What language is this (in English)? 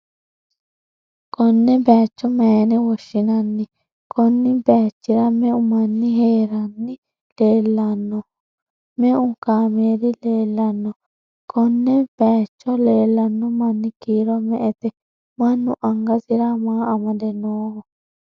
Sidamo